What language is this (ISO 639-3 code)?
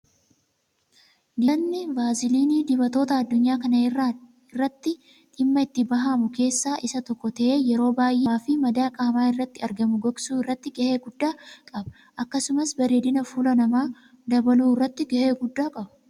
orm